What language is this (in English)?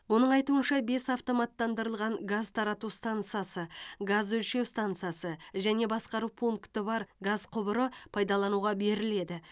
Kazakh